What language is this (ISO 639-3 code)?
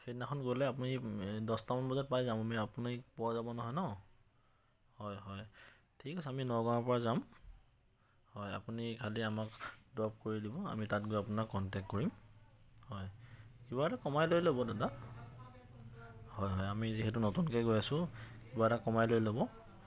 asm